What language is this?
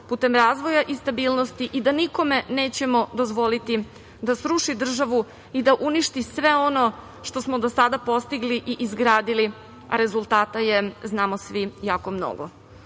Serbian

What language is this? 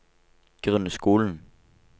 Norwegian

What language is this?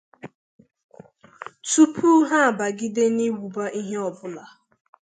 Igbo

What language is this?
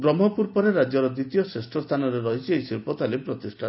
Odia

